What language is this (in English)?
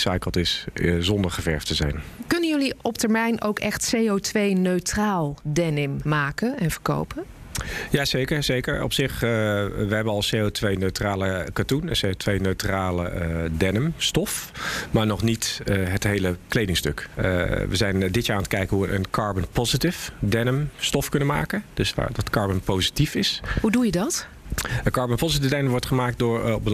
Dutch